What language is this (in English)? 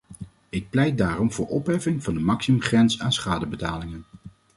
Dutch